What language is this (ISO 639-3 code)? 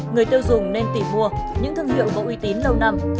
vie